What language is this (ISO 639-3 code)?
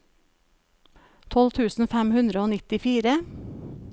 nor